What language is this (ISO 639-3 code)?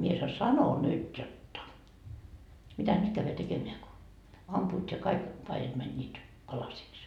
fin